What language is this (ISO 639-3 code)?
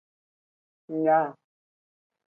ajg